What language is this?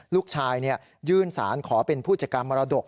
Thai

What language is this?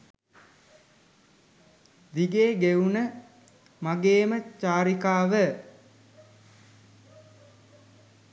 Sinhala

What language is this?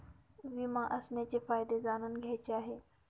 Marathi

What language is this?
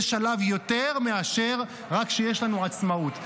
Hebrew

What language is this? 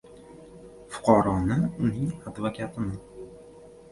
Uzbek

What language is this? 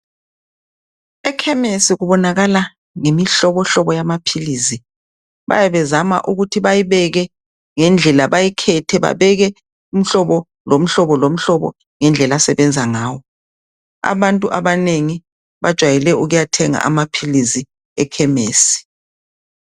North Ndebele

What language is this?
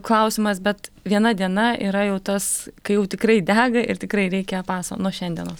Lithuanian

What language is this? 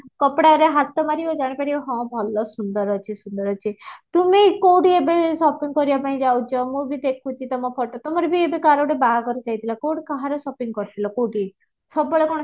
Odia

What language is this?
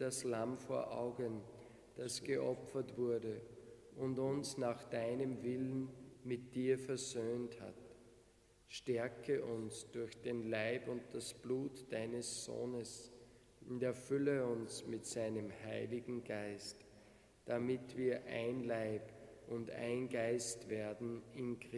German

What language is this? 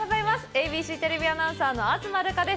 Japanese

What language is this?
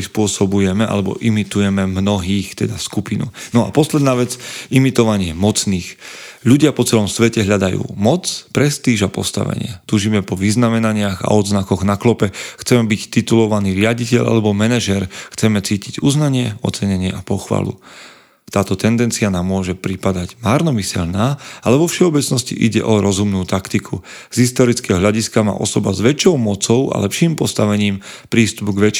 Slovak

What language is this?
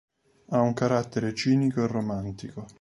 Italian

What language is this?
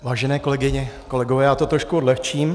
Czech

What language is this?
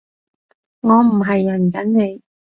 Cantonese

